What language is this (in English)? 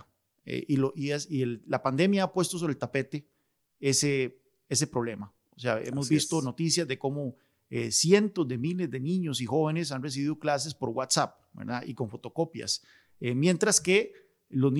Spanish